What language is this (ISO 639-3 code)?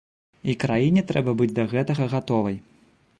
bel